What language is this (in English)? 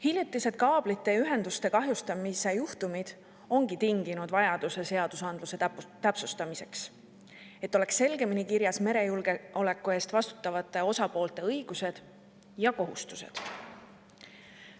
Estonian